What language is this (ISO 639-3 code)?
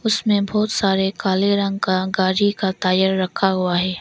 hin